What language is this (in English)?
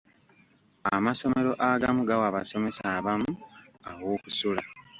Ganda